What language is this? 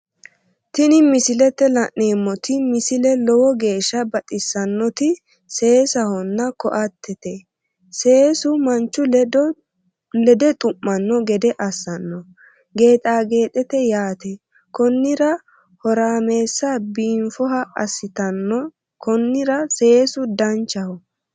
Sidamo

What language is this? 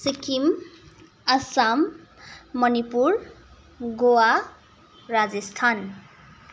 Nepali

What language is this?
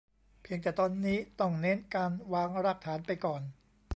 Thai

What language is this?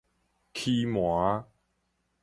Min Nan Chinese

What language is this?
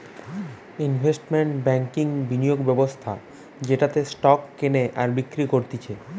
Bangla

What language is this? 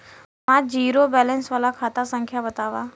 Bhojpuri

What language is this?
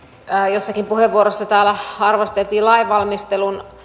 Finnish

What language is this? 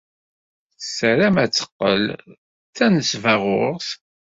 Kabyle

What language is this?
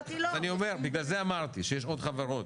Hebrew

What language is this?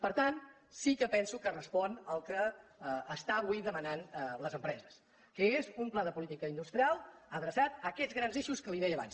Catalan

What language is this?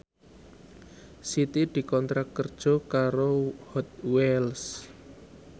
Javanese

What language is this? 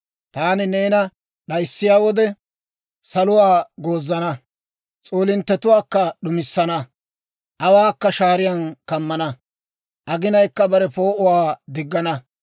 Dawro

